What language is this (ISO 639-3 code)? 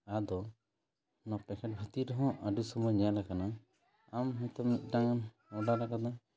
sat